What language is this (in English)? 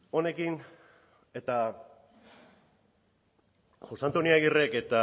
Basque